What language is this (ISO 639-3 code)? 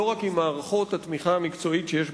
heb